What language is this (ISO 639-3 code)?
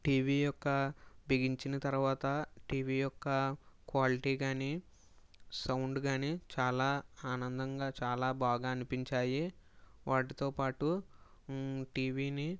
tel